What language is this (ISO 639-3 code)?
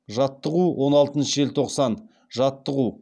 kaz